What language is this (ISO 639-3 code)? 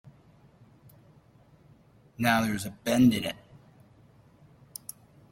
eng